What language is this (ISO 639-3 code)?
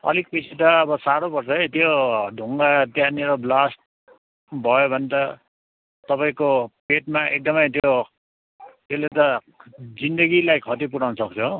nep